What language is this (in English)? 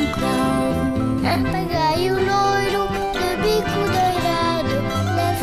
Romanian